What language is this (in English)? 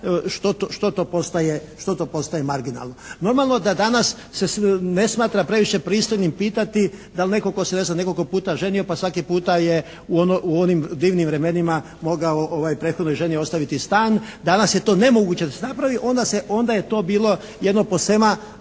Croatian